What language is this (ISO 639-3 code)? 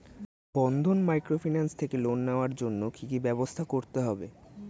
ben